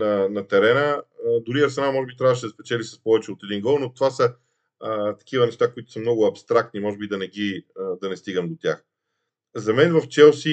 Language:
Bulgarian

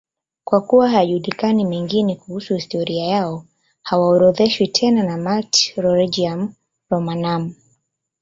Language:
Swahili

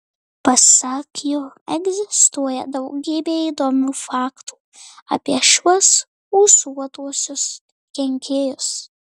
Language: Lithuanian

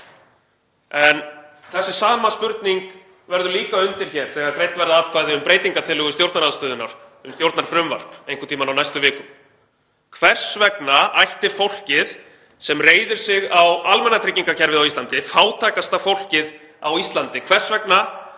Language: Icelandic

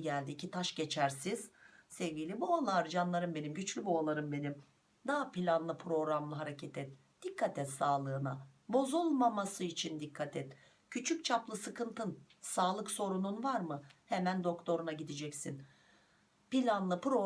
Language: Turkish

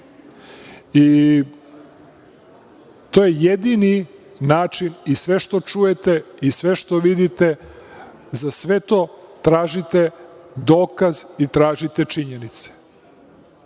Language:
Serbian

